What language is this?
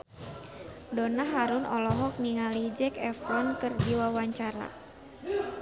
Sundanese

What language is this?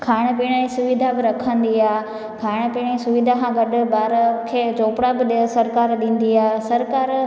Sindhi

